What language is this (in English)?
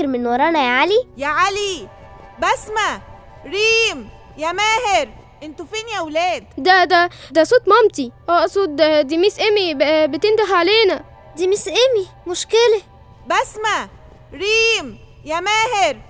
Arabic